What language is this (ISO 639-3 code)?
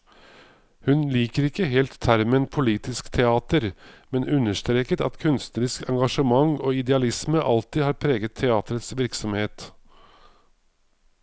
nor